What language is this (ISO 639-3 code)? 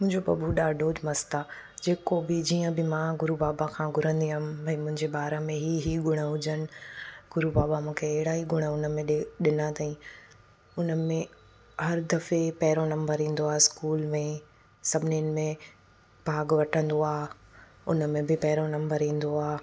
snd